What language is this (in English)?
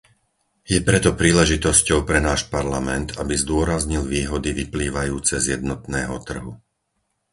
Slovak